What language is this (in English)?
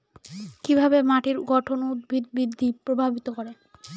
Bangla